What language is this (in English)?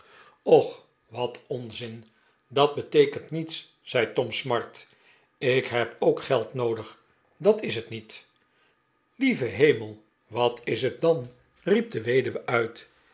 Dutch